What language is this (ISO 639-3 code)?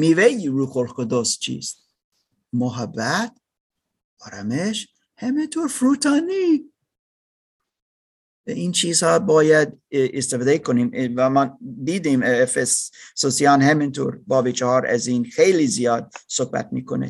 fas